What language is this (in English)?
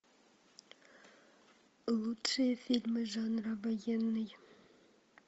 Russian